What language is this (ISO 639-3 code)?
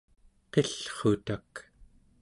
esu